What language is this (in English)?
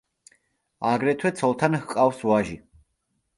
Georgian